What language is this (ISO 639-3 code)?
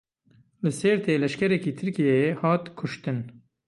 kur